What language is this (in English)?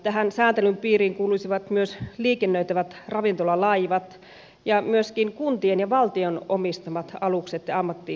Finnish